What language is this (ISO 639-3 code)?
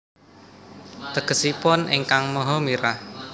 jav